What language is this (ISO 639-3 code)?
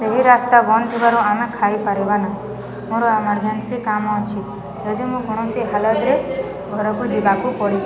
ori